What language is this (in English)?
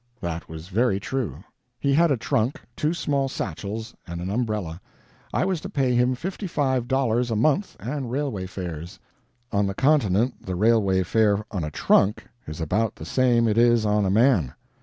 English